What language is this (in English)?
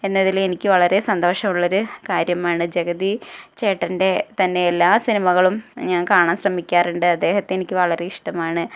Malayalam